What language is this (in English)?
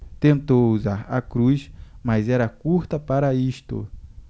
Portuguese